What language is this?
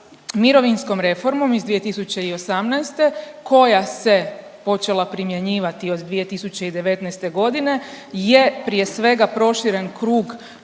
Croatian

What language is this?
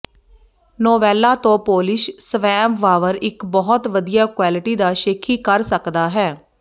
Punjabi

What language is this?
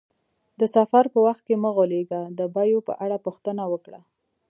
Pashto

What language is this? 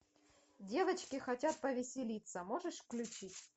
Russian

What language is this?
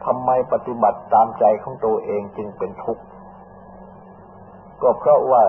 Thai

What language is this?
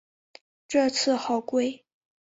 Chinese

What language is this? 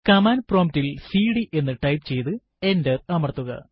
Malayalam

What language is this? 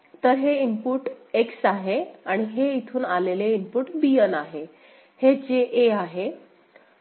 Marathi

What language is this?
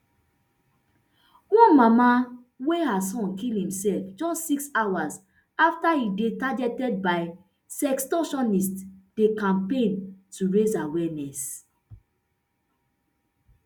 Nigerian Pidgin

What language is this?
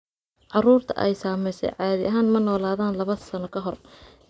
Somali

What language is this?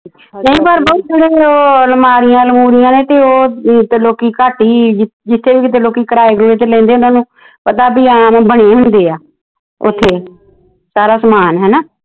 Punjabi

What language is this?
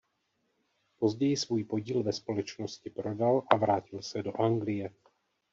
Czech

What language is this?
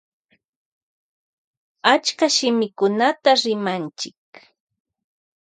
Loja Highland Quichua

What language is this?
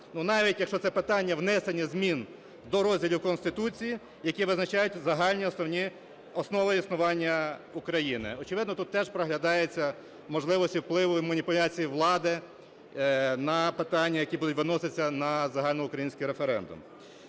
Ukrainian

